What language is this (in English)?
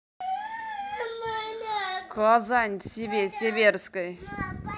Russian